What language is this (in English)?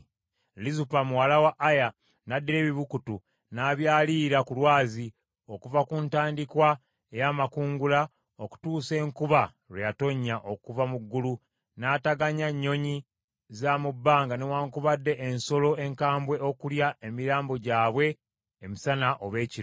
Ganda